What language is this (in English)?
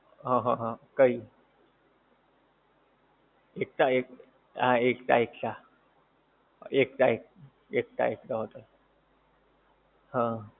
Gujarati